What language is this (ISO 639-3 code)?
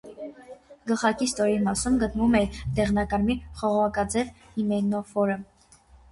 hye